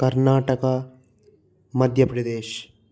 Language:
Telugu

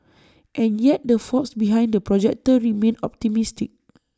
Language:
English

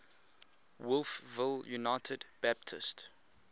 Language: English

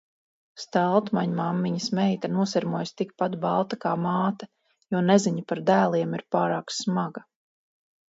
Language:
Latvian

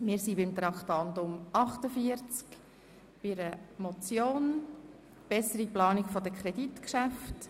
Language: Swiss German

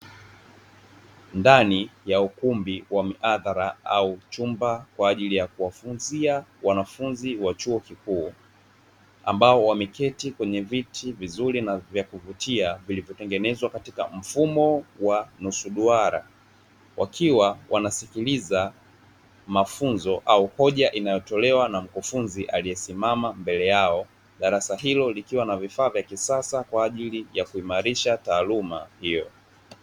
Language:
Swahili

